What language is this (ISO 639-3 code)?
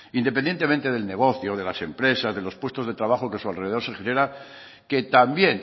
spa